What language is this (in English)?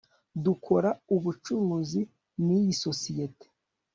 Kinyarwanda